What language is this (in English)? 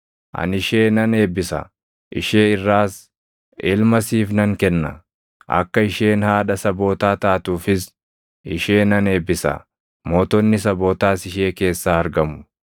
Oromo